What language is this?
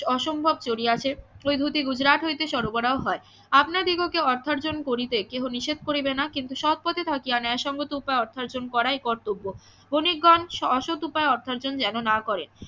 Bangla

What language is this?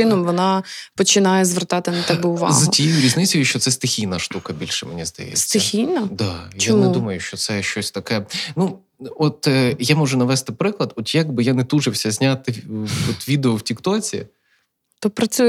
Ukrainian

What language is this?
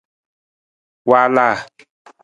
Nawdm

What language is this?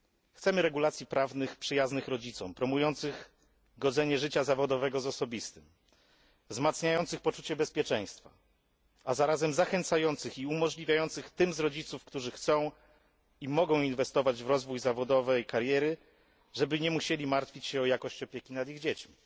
Polish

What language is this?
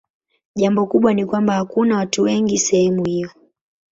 Swahili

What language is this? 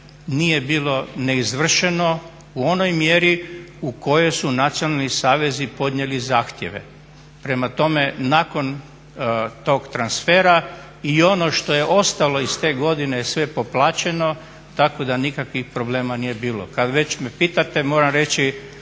Croatian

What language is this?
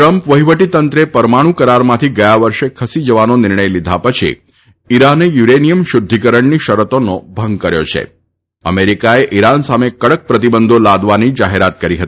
Gujarati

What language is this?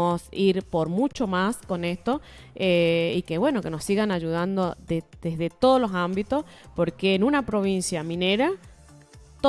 Spanish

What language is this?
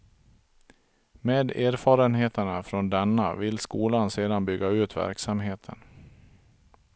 Swedish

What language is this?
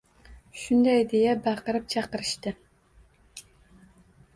Uzbek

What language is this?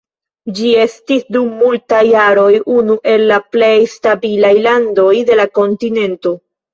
Esperanto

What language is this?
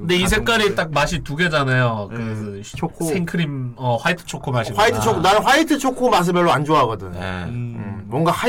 Korean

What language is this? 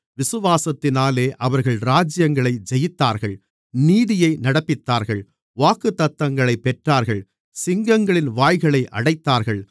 Tamil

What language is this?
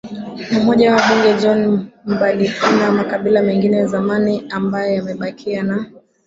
Swahili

